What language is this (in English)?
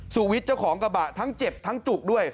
Thai